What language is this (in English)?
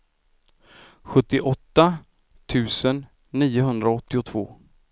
Swedish